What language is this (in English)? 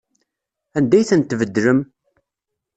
Kabyle